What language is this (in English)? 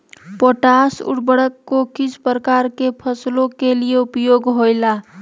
Magahi